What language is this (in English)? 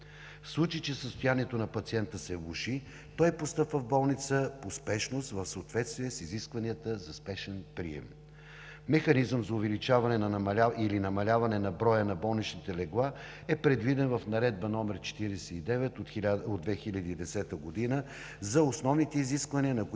Bulgarian